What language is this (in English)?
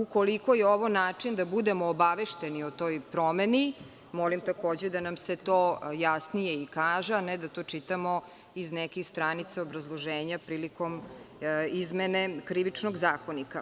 Serbian